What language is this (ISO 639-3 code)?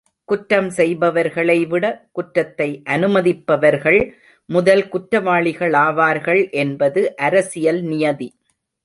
tam